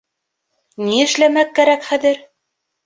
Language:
Bashkir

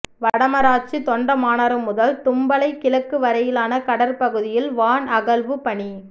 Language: Tamil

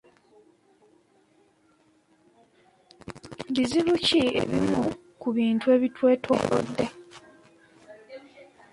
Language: Ganda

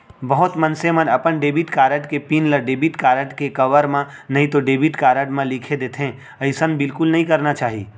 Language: Chhattisgarhi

